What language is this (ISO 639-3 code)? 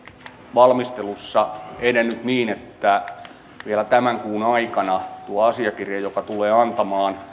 fin